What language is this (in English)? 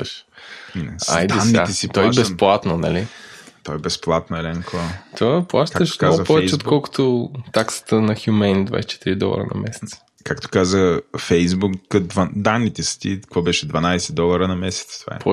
Bulgarian